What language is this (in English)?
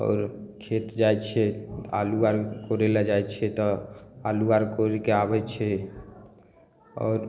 Maithili